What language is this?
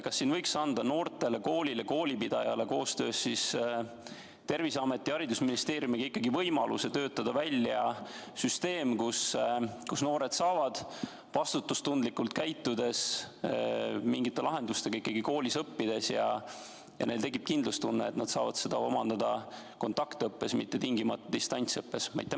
Estonian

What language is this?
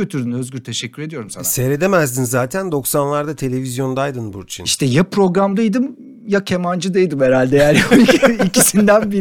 Turkish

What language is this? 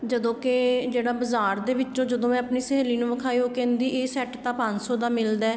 Punjabi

